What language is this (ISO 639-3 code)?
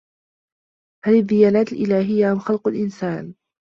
ara